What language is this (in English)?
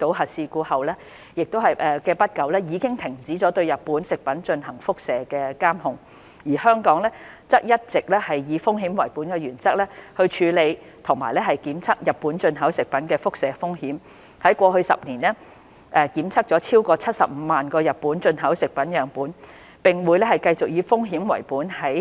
Cantonese